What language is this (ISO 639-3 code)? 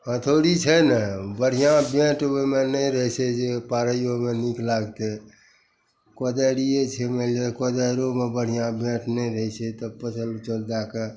mai